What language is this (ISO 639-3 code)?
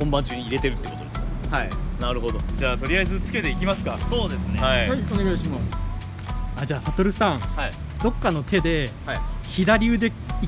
jpn